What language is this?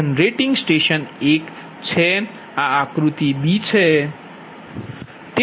Gujarati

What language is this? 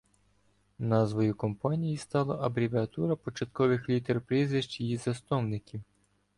Ukrainian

